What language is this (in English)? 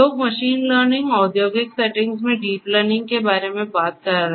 Hindi